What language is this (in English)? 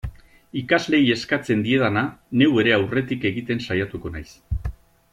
Basque